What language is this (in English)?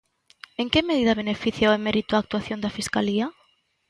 Galician